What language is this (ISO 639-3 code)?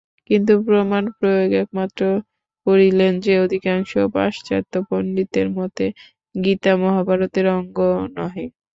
ben